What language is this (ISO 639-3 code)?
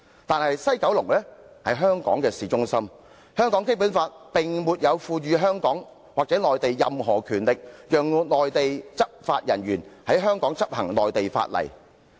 yue